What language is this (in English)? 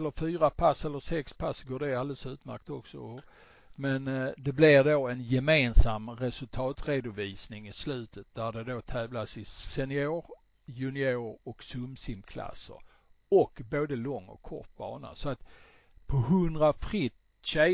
Swedish